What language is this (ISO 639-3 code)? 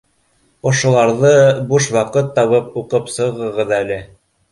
bak